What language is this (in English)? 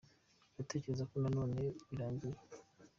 Kinyarwanda